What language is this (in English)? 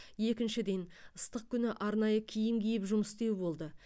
Kazakh